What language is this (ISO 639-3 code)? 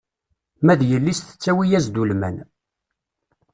kab